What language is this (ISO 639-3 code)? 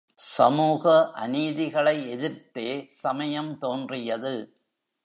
tam